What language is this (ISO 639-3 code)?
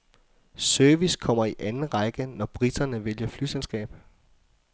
dan